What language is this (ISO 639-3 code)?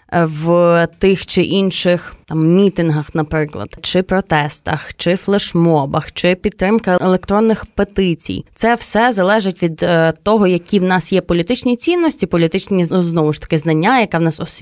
ukr